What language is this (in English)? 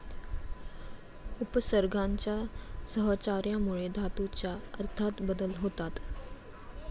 Marathi